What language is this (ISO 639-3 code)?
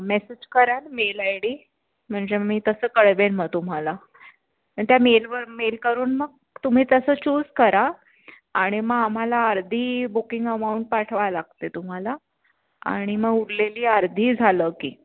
mar